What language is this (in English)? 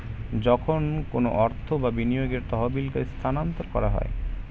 Bangla